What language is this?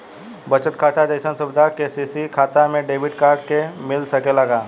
Bhojpuri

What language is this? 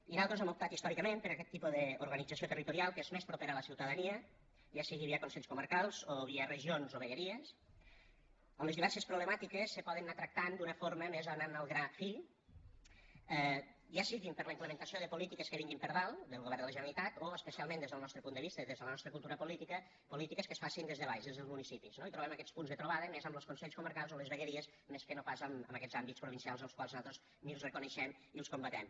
Catalan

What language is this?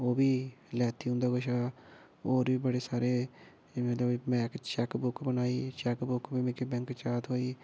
Dogri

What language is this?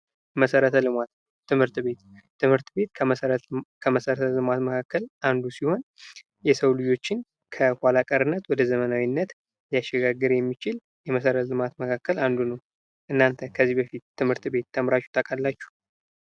Amharic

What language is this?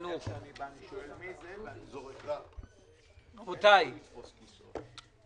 Hebrew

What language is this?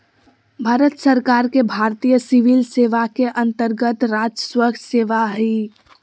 Magahi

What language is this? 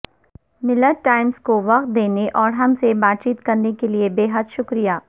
Urdu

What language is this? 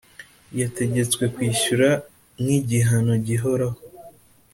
Kinyarwanda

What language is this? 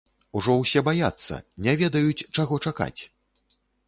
Belarusian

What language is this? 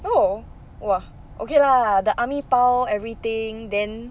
English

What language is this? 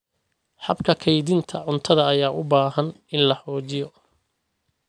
Somali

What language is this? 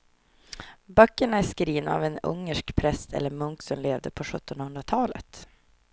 Swedish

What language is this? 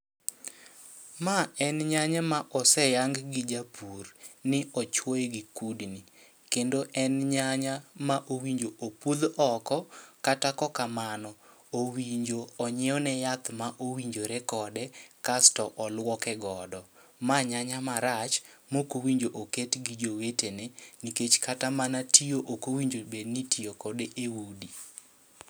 Luo (Kenya and Tanzania)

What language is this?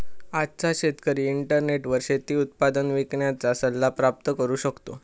Marathi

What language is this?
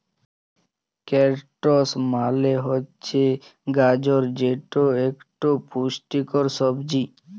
Bangla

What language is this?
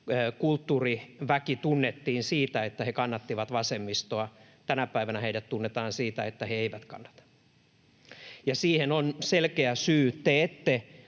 Finnish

